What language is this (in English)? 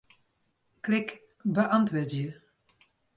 Western Frisian